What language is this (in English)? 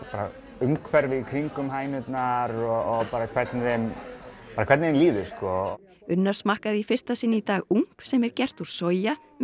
Icelandic